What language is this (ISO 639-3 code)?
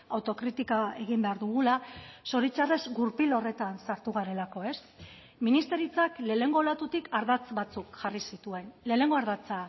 eus